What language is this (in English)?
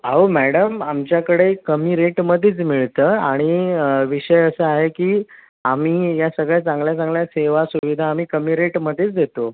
Marathi